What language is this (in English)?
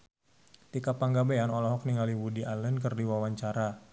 Sundanese